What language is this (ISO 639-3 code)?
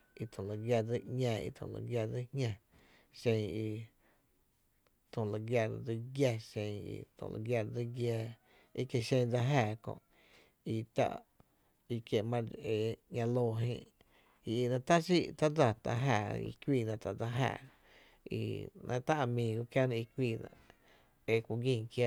cte